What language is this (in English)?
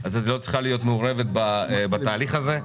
Hebrew